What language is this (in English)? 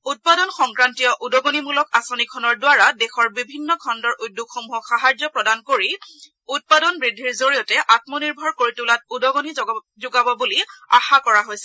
Assamese